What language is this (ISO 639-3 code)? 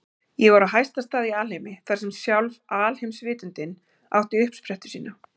isl